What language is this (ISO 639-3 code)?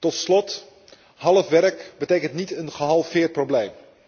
nld